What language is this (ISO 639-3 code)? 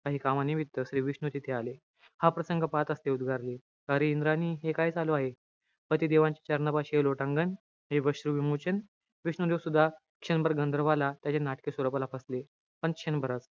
mar